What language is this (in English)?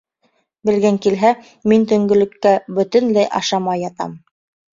Bashkir